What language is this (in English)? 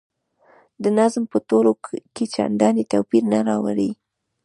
Pashto